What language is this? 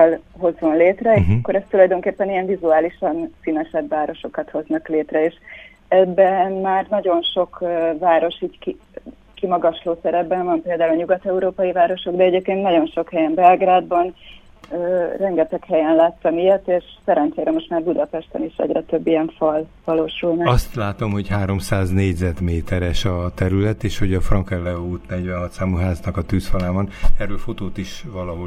Hungarian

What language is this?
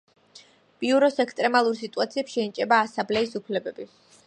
Georgian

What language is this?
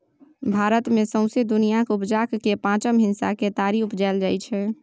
Maithili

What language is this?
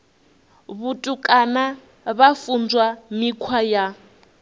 Venda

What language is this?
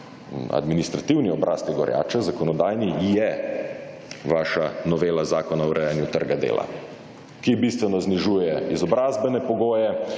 Slovenian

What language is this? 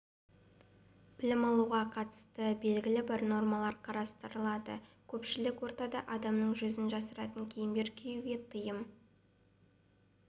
Kazakh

